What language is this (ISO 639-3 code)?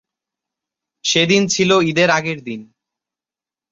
ben